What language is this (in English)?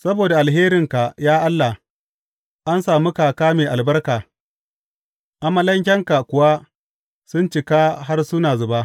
Hausa